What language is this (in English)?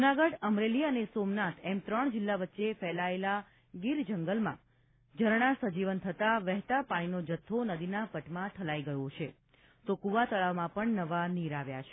Gujarati